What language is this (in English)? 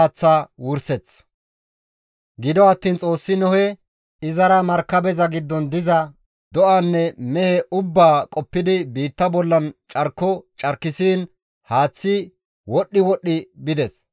Gamo